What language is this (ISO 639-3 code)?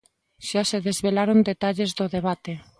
glg